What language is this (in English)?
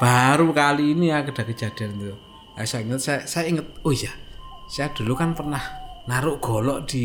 Indonesian